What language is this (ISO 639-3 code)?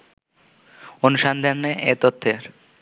ben